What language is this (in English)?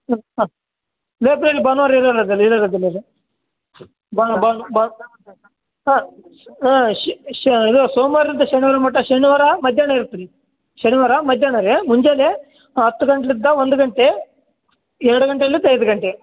Kannada